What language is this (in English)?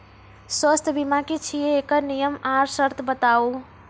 Maithili